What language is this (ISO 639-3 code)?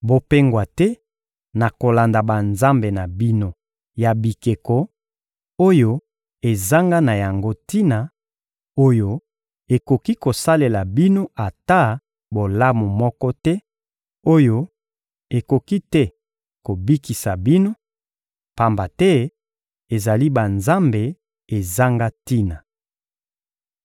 lin